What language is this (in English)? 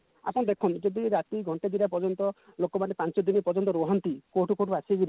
Odia